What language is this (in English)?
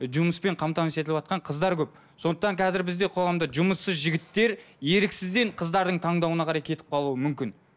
Kazakh